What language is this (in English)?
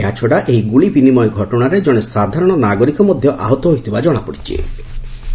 Odia